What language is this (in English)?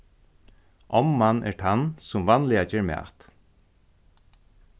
Faroese